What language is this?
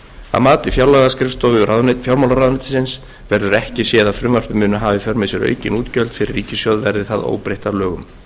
Icelandic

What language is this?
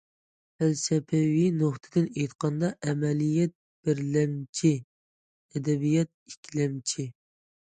Uyghur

